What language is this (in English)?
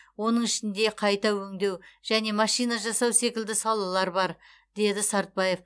Kazakh